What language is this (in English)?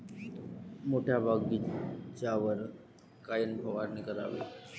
Marathi